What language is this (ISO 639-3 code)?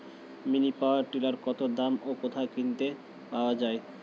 ben